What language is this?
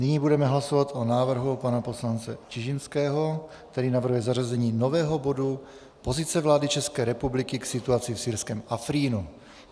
Czech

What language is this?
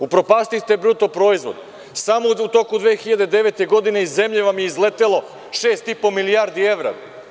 Serbian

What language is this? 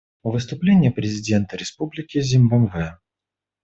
Russian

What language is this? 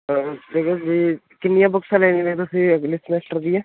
Punjabi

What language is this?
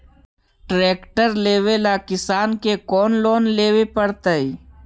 Magahi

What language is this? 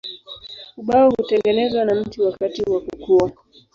Swahili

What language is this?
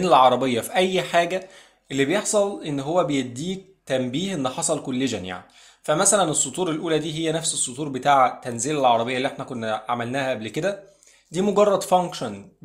Arabic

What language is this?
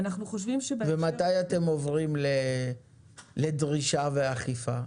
Hebrew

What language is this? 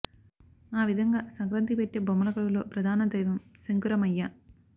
Telugu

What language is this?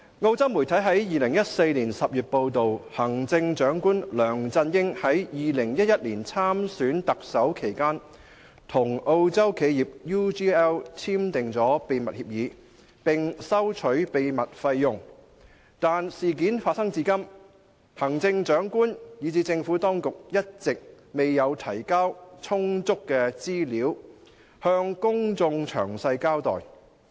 Cantonese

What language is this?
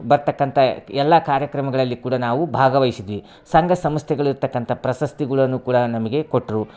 Kannada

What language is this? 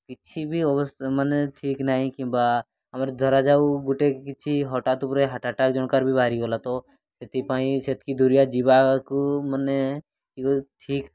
Odia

